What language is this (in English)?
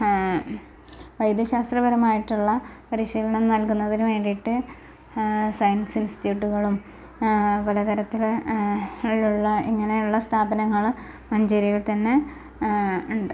Malayalam